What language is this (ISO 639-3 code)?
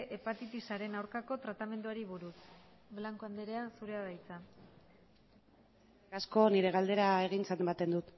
eus